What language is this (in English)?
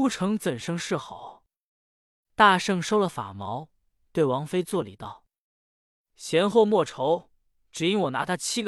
Chinese